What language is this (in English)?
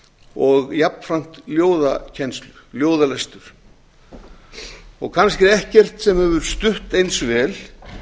Icelandic